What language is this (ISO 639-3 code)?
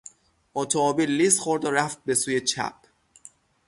fas